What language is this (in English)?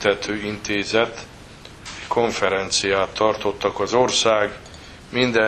Hungarian